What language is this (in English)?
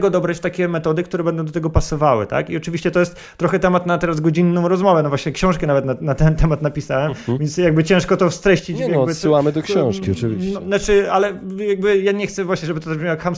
Polish